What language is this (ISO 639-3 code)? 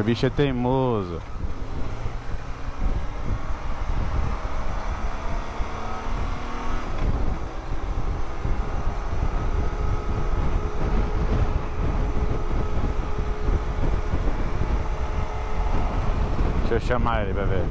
por